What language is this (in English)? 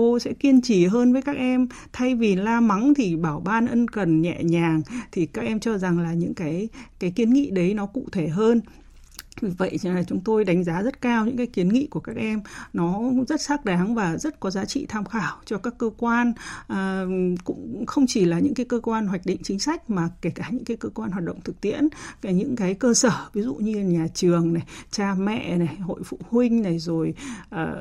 Vietnamese